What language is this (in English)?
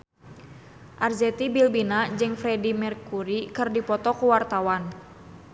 Sundanese